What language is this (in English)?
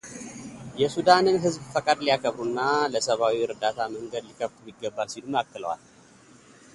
Amharic